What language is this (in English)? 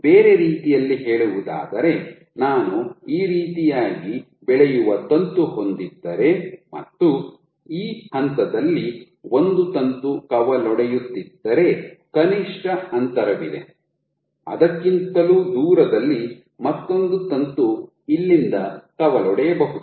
Kannada